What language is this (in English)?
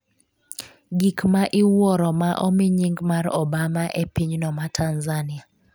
Luo (Kenya and Tanzania)